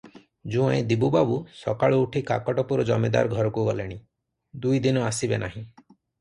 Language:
Odia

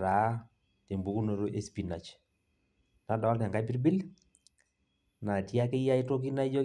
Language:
Masai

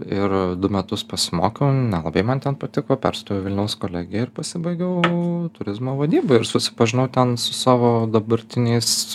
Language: Lithuanian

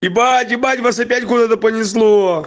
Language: Russian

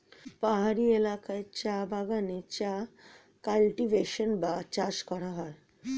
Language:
Bangla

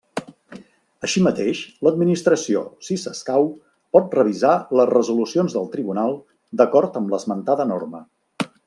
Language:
Catalan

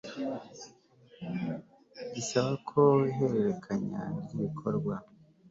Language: Kinyarwanda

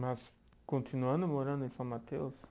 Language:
Portuguese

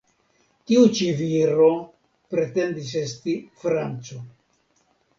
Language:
Esperanto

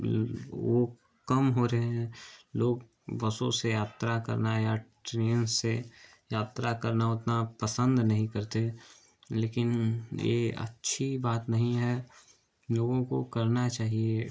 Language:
Hindi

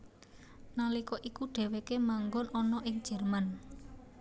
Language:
Javanese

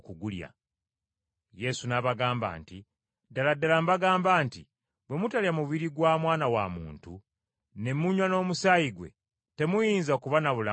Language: Ganda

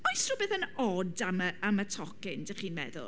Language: Welsh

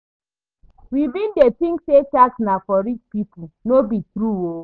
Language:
Nigerian Pidgin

